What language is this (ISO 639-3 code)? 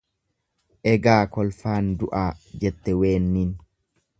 orm